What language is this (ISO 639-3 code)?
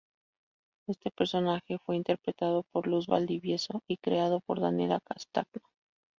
spa